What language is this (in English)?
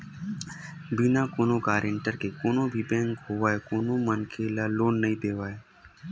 Chhattisgarhi